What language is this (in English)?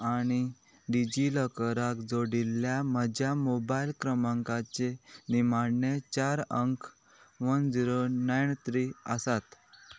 Konkani